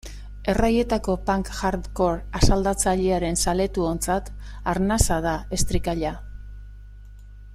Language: Basque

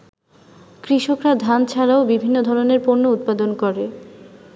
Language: Bangla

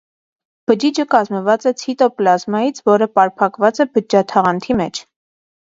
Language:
Armenian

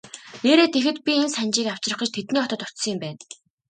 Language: Mongolian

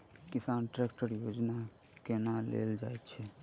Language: Maithili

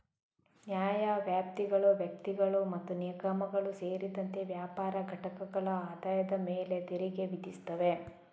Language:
Kannada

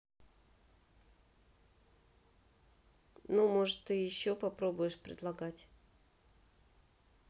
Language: Russian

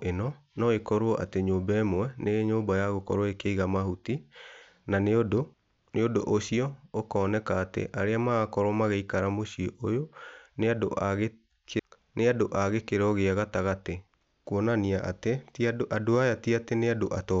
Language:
Kikuyu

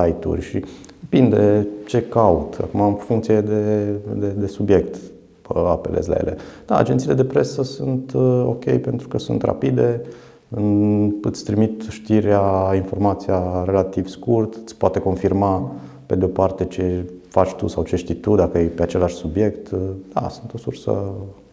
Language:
Romanian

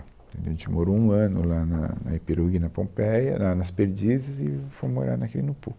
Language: Portuguese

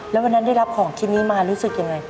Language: Thai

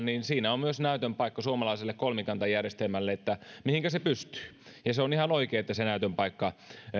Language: Finnish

